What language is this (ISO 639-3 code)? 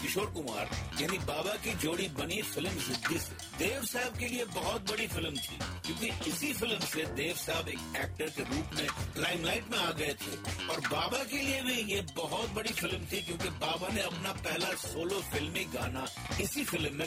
hin